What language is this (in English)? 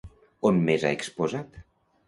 Catalan